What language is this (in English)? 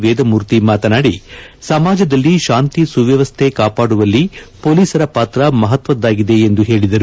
Kannada